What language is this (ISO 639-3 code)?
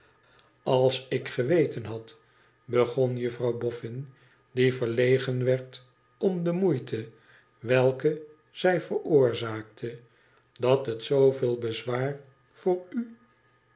nld